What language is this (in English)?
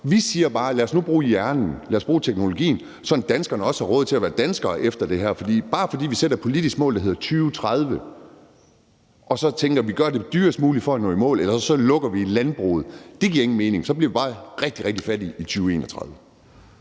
Danish